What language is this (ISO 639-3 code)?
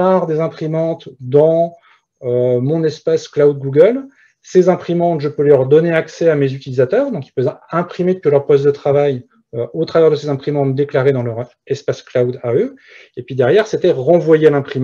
fra